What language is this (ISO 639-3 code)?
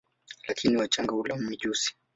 swa